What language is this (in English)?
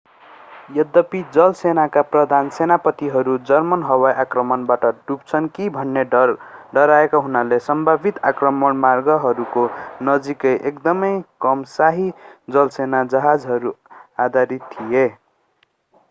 Nepali